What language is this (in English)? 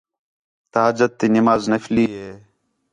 Khetrani